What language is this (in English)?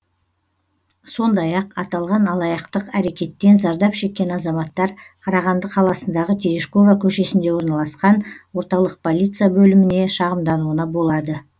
Kazakh